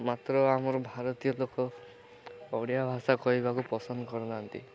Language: Odia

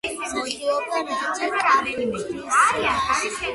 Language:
Georgian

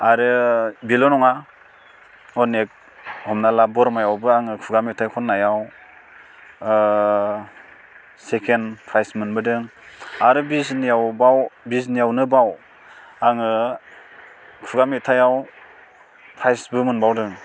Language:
Bodo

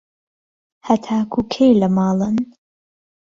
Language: Central Kurdish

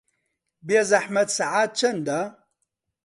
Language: Central Kurdish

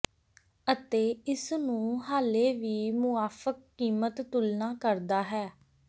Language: Punjabi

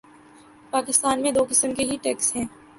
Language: Urdu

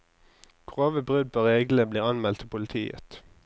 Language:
Norwegian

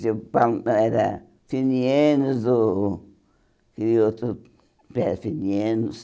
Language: Portuguese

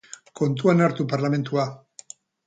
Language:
Basque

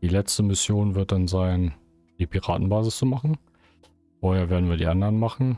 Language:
German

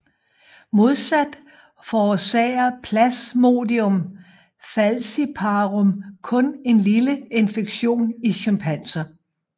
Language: Danish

